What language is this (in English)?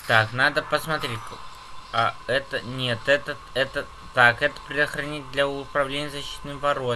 Russian